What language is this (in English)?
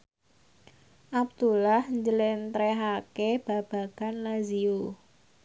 Javanese